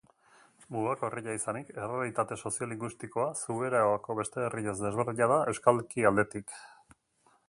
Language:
Basque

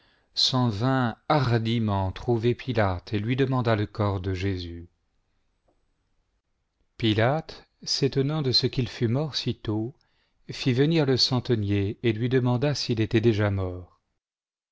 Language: French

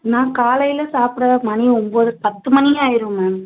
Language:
Tamil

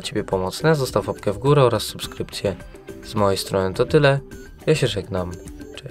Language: Polish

